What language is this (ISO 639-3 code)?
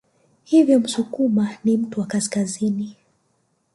swa